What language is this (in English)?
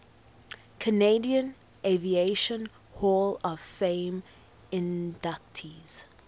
English